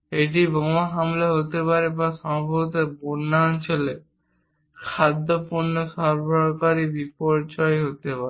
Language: Bangla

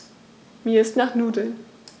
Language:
German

